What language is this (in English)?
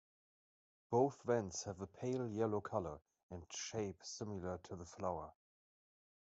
English